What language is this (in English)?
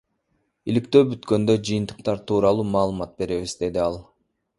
Kyrgyz